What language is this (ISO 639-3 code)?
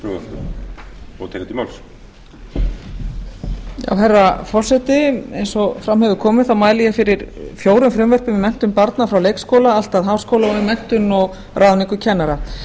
isl